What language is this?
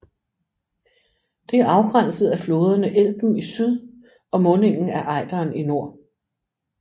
Danish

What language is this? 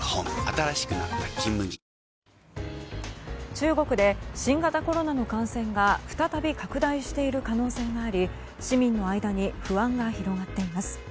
Japanese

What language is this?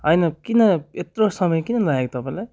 Nepali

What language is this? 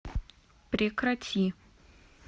Russian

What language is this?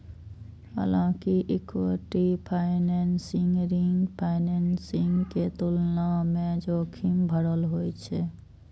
Maithili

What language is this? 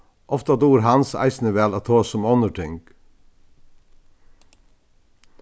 Faroese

